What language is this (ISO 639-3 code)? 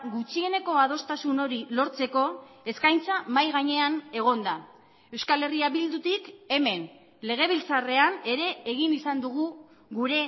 eus